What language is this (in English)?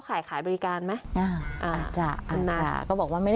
Thai